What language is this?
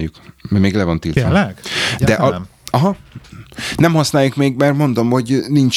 Hungarian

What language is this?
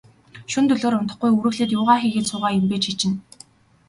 Mongolian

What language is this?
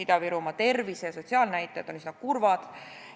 Estonian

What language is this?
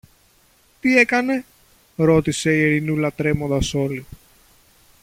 Greek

